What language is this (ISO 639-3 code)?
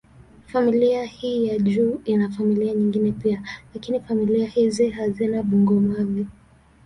swa